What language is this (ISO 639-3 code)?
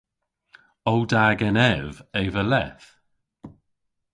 cor